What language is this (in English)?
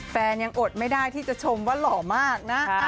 Thai